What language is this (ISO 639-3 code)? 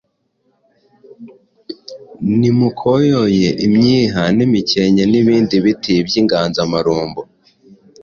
kin